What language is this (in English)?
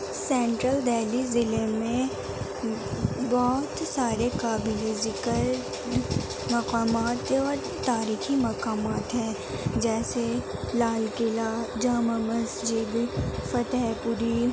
Urdu